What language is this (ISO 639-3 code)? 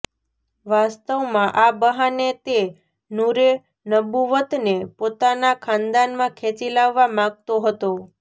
guj